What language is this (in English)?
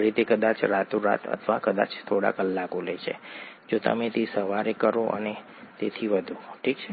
Gujarati